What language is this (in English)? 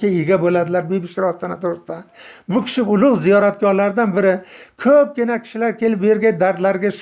Turkish